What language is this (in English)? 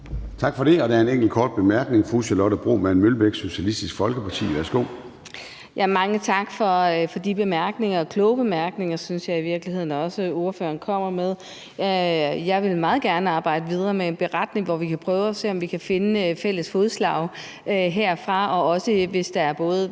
Danish